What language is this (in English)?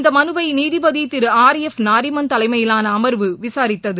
Tamil